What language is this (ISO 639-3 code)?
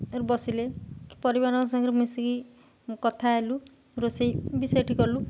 ori